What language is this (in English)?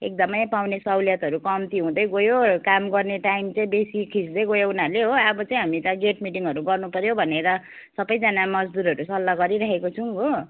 Nepali